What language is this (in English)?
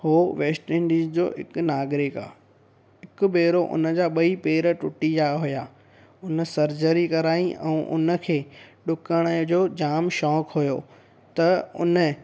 Sindhi